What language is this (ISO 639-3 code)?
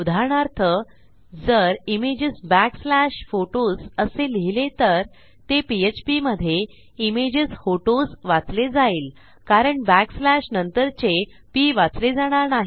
mar